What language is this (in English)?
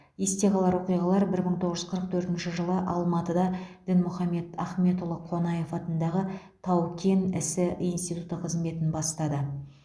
Kazakh